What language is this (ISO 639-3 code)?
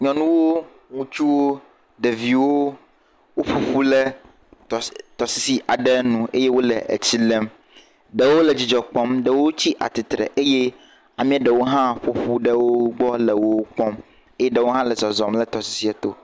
ewe